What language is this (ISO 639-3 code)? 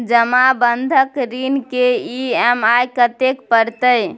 mai